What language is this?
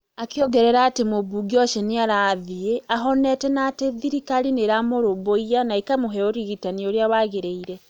Kikuyu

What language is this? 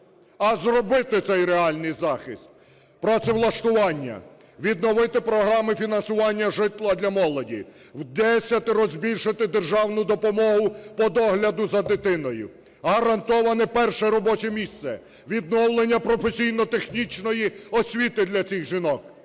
Ukrainian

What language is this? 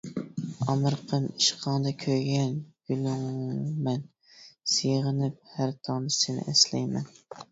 Uyghur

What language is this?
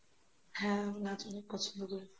Bangla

